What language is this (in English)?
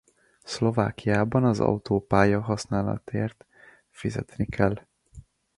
Hungarian